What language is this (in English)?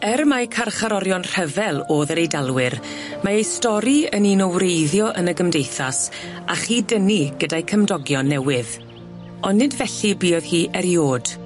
Welsh